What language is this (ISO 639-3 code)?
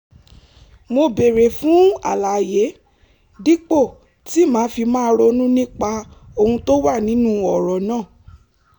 yor